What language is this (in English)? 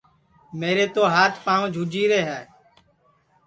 Sansi